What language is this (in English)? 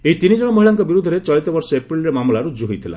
Odia